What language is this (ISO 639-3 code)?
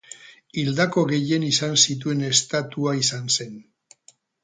eus